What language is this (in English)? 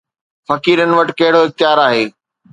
Sindhi